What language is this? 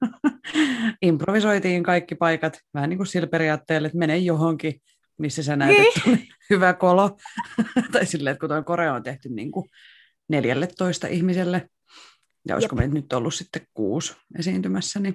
Finnish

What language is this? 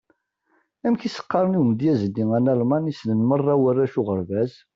Kabyle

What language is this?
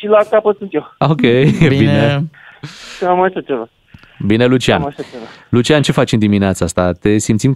Romanian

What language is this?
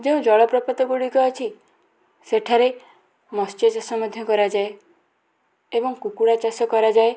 Odia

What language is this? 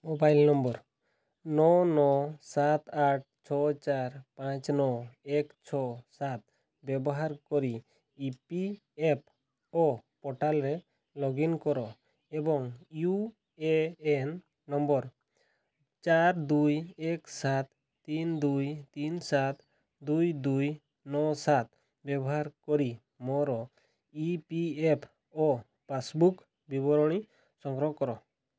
Odia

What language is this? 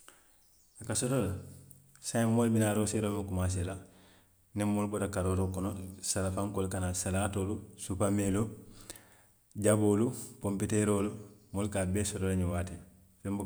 Western Maninkakan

